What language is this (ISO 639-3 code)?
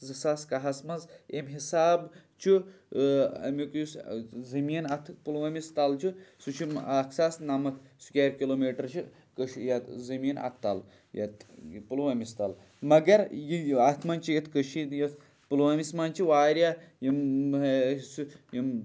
kas